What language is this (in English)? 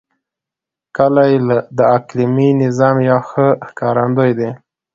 Pashto